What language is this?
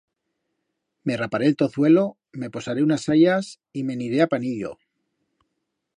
Aragonese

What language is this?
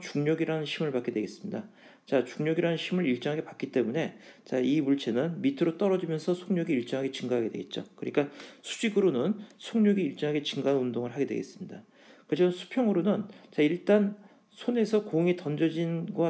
Korean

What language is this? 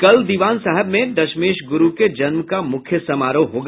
Hindi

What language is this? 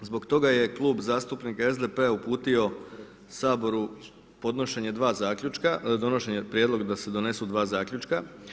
Croatian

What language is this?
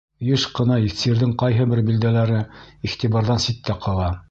Bashkir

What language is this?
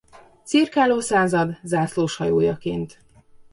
Hungarian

